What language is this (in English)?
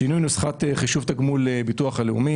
Hebrew